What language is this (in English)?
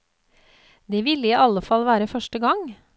Norwegian